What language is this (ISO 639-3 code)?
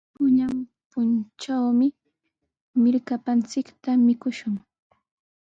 qws